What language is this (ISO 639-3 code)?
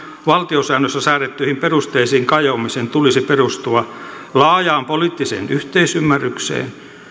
fin